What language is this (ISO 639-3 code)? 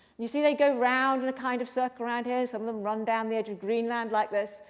eng